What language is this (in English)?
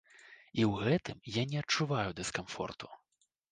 Belarusian